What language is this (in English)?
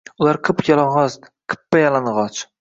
Uzbek